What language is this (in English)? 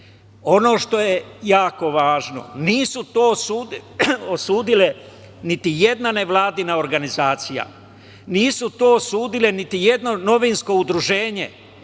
Serbian